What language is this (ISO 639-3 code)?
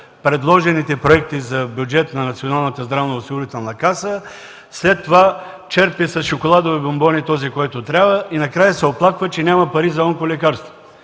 bul